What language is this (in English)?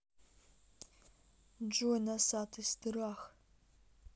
Russian